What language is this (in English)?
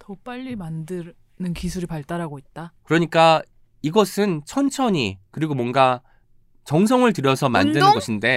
Korean